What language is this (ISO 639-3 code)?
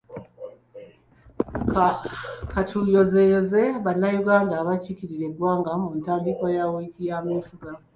lug